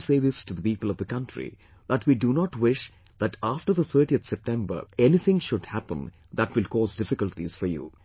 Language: English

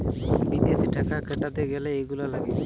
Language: Bangla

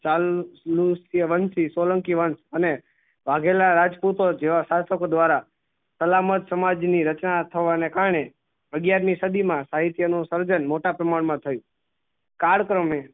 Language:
Gujarati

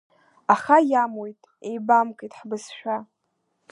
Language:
Abkhazian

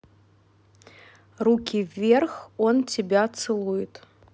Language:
Russian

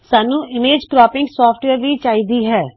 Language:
Punjabi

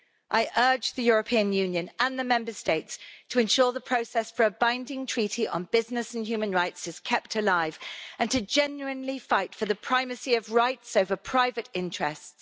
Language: English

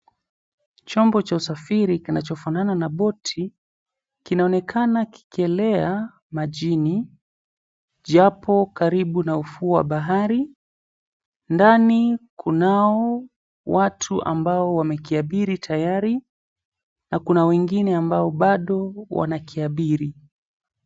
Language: Swahili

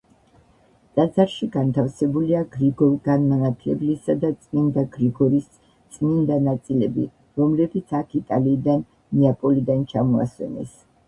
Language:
Georgian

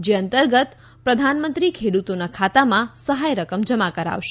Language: Gujarati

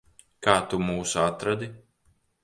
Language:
Latvian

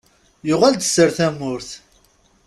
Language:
Kabyle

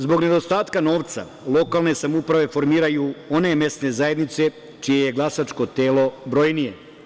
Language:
Serbian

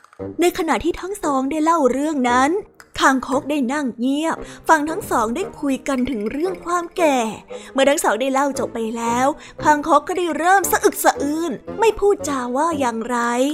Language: Thai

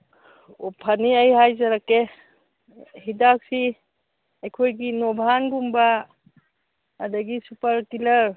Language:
Manipuri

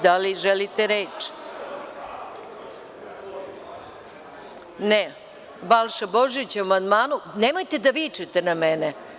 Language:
Serbian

